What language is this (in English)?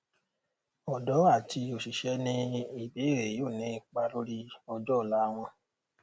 Yoruba